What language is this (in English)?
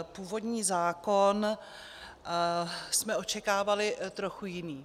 Czech